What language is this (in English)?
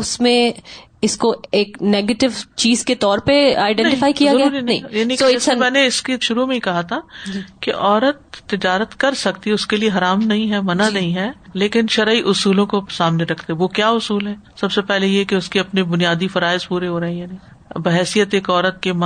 Urdu